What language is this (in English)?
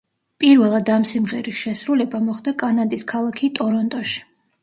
Georgian